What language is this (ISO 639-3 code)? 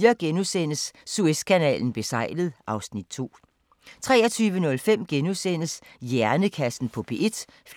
dan